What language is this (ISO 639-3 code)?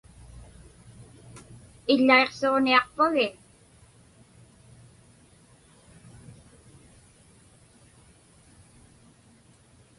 ipk